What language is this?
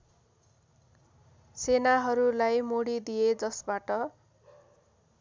Nepali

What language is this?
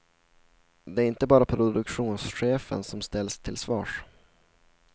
Swedish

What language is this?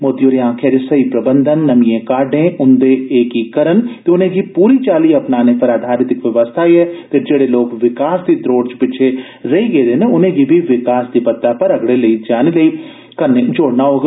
Dogri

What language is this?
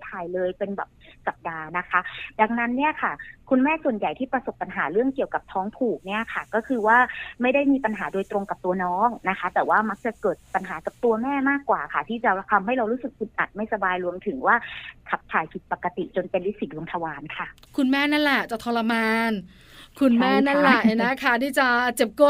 Thai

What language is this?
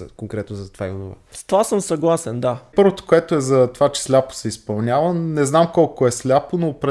Bulgarian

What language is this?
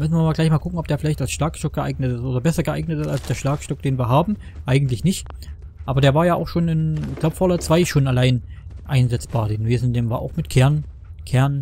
German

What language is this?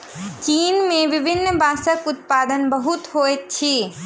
Maithili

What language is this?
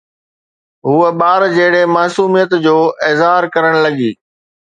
Sindhi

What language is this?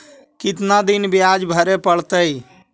Magahi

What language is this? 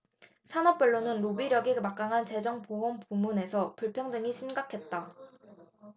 Korean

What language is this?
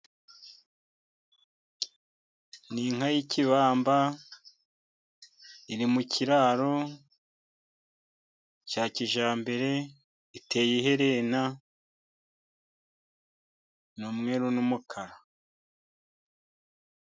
Kinyarwanda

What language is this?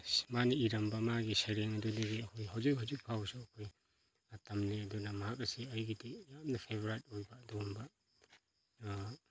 Manipuri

